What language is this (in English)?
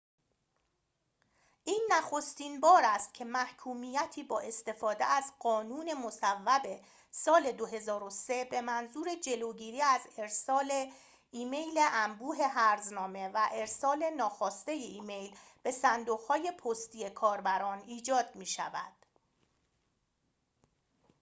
Persian